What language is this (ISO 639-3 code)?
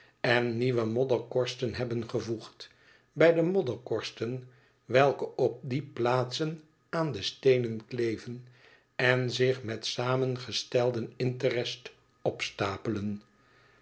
nld